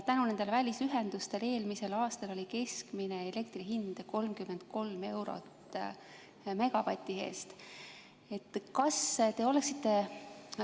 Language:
Estonian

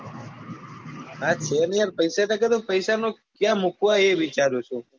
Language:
Gujarati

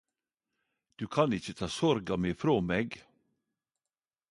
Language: Norwegian Nynorsk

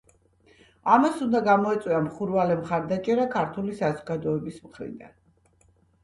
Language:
Georgian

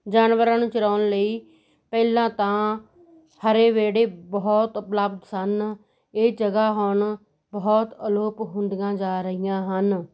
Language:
Punjabi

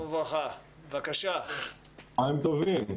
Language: Hebrew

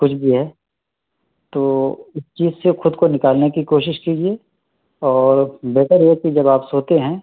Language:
Urdu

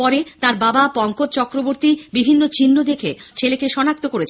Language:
Bangla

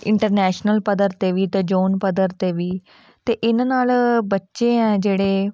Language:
Punjabi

